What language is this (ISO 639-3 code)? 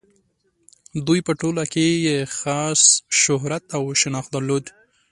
pus